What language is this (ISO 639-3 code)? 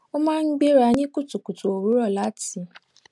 yor